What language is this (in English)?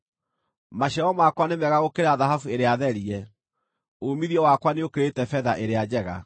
Kikuyu